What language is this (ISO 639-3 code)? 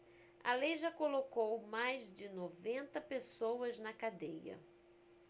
por